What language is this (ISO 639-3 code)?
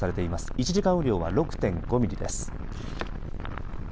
jpn